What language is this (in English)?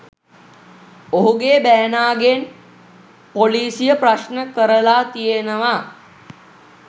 Sinhala